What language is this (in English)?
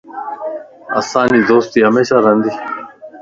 Lasi